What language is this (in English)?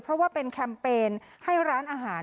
Thai